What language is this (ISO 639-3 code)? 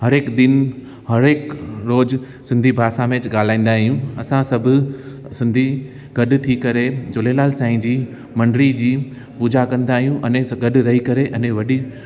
snd